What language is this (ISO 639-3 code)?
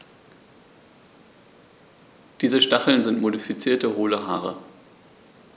deu